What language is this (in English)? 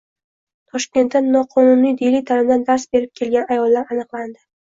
Uzbek